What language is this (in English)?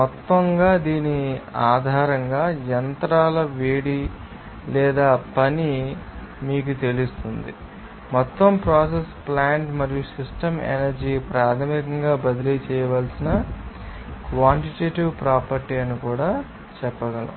Telugu